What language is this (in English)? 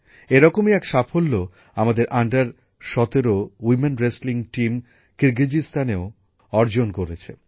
Bangla